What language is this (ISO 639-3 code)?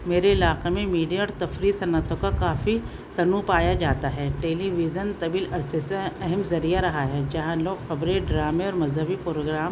urd